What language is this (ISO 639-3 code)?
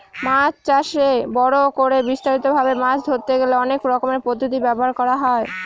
ben